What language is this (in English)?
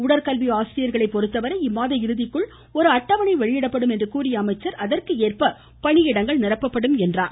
Tamil